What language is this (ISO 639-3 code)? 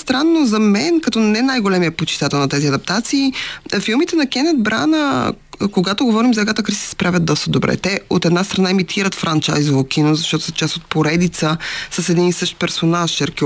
bul